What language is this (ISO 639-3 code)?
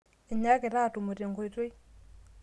mas